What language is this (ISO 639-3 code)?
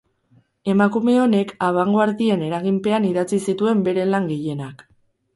eus